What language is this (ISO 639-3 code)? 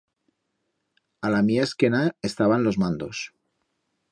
arg